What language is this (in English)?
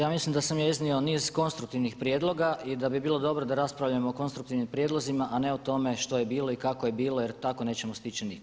Croatian